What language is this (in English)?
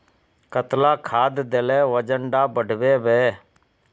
Magahi